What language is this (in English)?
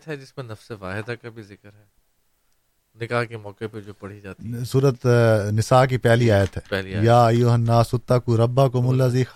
Urdu